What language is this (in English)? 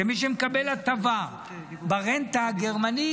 Hebrew